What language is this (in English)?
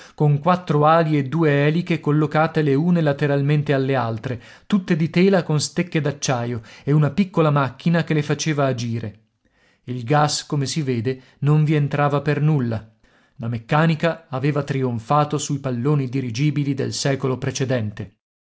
Italian